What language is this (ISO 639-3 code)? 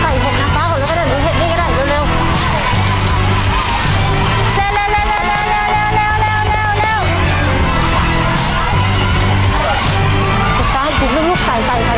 tha